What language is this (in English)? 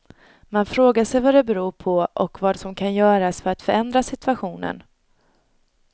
Swedish